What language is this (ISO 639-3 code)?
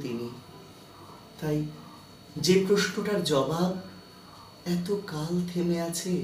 hin